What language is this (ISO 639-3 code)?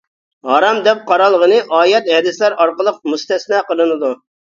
uig